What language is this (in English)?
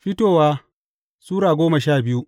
Hausa